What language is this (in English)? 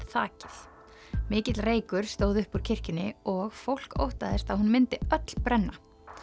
Icelandic